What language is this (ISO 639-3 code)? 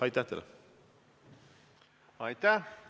est